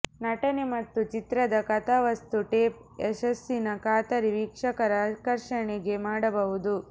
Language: Kannada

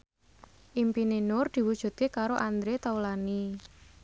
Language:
Javanese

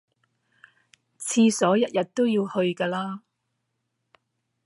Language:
Cantonese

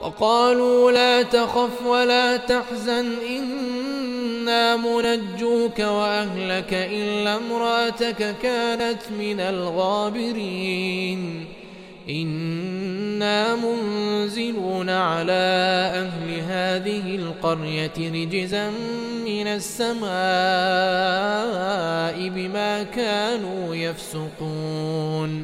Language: Arabic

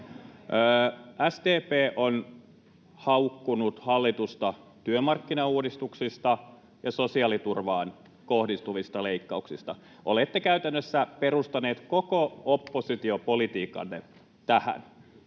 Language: Finnish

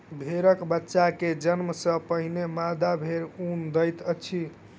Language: Maithili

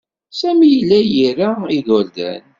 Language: Kabyle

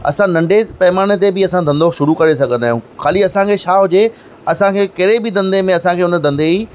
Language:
Sindhi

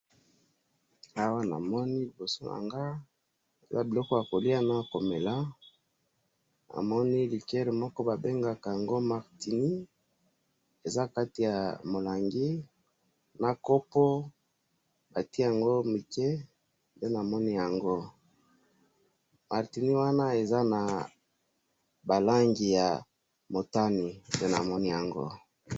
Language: Lingala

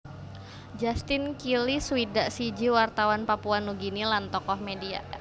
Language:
Javanese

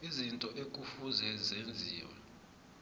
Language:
South Ndebele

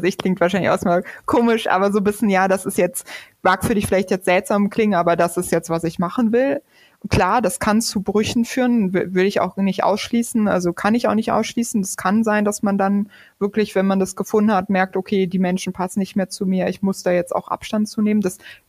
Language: German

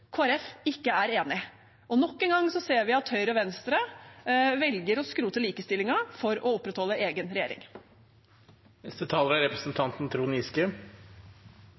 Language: Norwegian Bokmål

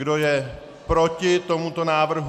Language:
Czech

